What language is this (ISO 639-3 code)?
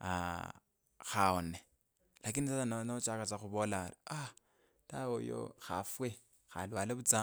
lkb